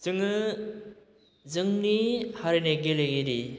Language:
Bodo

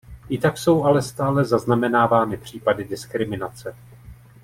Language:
Czech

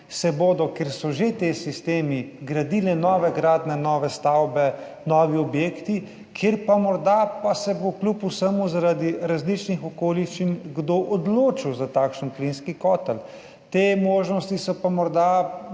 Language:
Slovenian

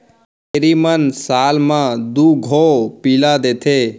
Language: Chhattisgarhi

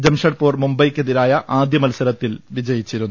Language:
Malayalam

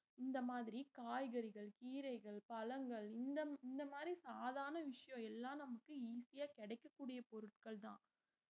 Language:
Tamil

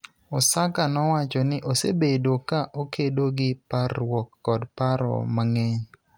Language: Luo (Kenya and Tanzania)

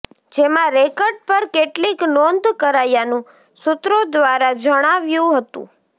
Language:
Gujarati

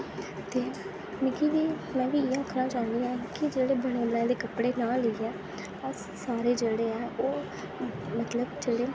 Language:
Dogri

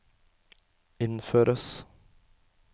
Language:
Norwegian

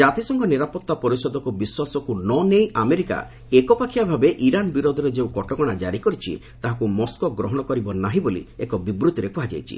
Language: Odia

